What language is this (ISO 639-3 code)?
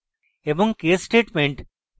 ben